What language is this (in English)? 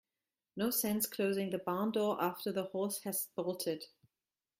English